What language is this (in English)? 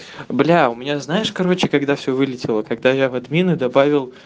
Russian